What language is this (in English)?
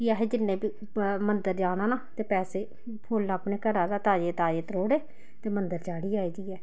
Dogri